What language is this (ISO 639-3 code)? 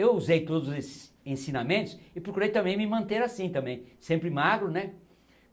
por